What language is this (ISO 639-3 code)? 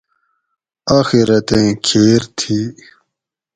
gwc